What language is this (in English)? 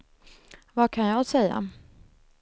Swedish